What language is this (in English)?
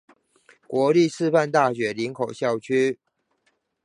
Chinese